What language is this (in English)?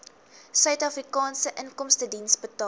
Afrikaans